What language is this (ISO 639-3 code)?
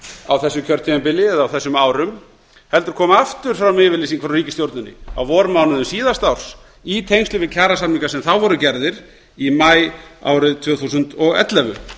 isl